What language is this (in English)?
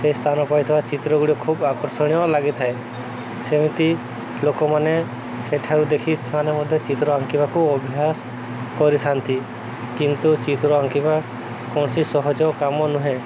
Odia